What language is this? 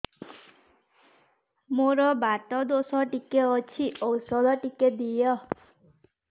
Odia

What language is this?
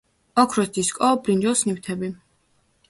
Georgian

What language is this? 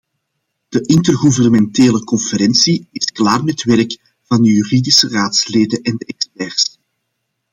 Dutch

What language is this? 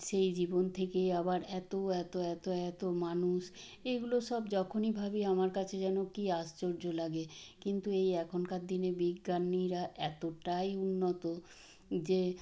Bangla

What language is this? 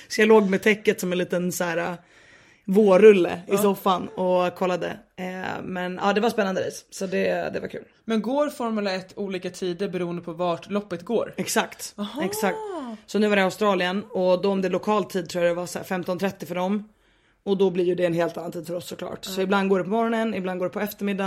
Swedish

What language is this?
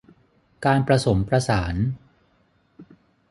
Thai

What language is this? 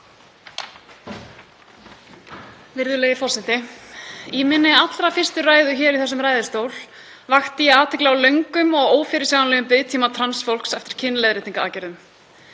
Icelandic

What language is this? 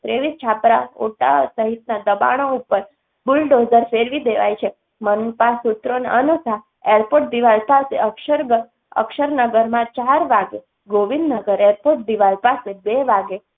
Gujarati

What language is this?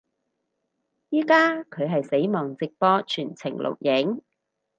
Cantonese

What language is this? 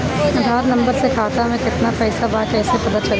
Bhojpuri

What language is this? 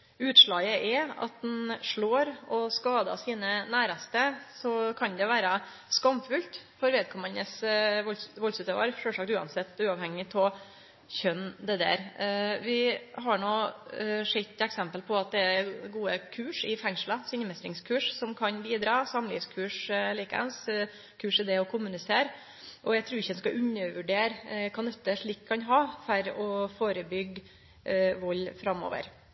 Norwegian Nynorsk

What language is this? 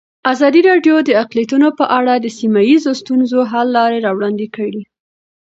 Pashto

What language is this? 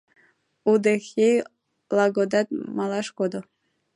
Mari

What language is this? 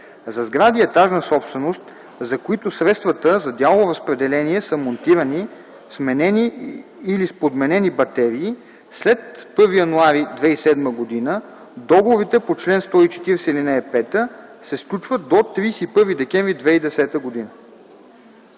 Bulgarian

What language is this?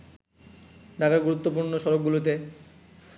Bangla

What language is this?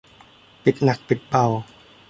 Thai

